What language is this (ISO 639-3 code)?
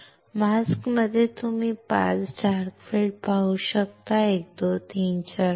mar